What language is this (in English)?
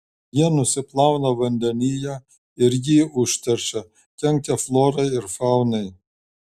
Lithuanian